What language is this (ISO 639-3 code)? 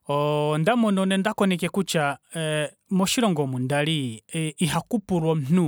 kua